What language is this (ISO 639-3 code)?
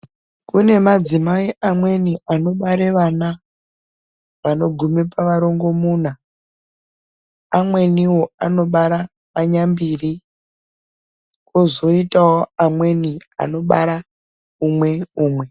ndc